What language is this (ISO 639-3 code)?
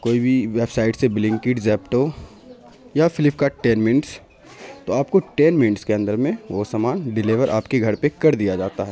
urd